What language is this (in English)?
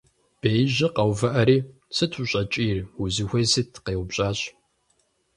Kabardian